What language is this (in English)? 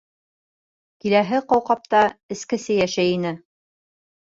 Bashkir